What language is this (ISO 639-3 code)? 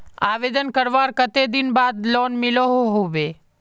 mag